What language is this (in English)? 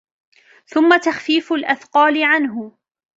Arabic